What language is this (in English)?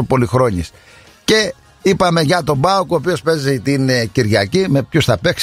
Greek